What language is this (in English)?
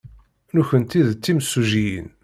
Kabyle